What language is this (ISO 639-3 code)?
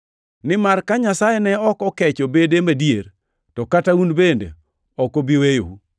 luo